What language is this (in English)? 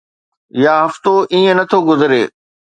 Sindhi